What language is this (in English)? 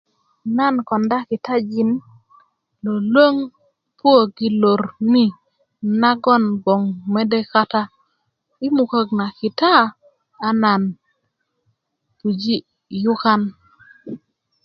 Kuku